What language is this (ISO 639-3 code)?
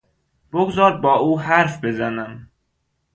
fas